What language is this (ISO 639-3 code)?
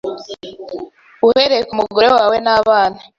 kin